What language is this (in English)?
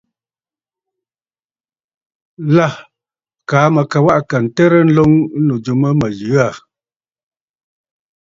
Bafut